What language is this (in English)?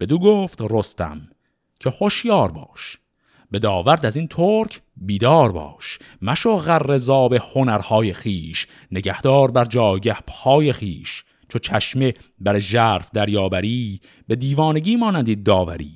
Persian